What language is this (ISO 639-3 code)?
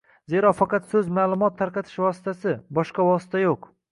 uzb